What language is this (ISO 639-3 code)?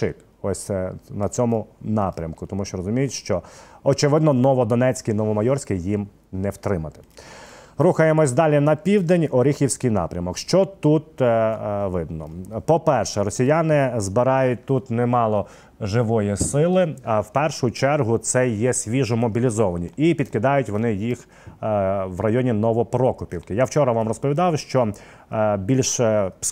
ukr